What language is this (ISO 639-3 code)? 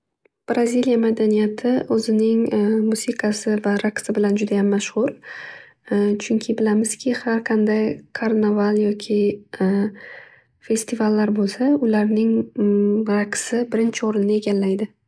uzb